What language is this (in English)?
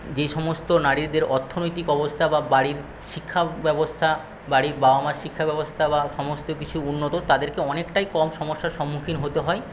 Bangla